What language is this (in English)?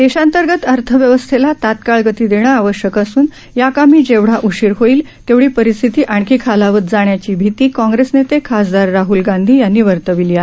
Marathi